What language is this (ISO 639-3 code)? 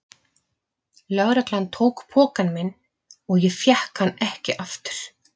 isl